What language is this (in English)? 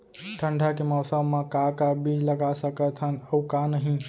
Chhattisgarhi